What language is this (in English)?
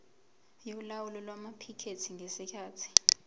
Zulu